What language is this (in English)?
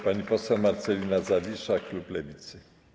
Polish